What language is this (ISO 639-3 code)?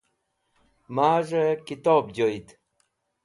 wbl